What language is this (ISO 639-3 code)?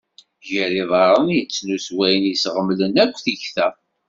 kab